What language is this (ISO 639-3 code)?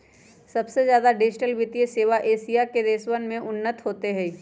mag